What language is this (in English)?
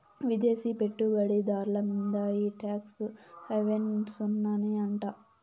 Telugu